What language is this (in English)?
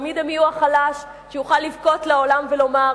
Hebrew